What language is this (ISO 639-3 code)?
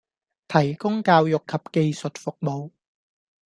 yue